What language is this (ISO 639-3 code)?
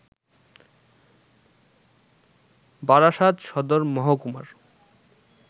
ben